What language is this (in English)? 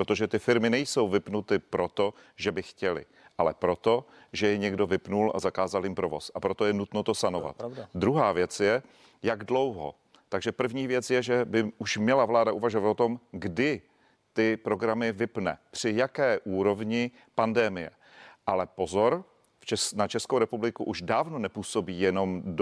Czech